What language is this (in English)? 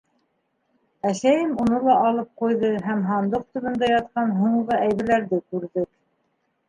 Bashkir